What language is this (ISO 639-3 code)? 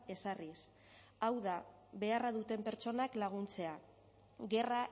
eus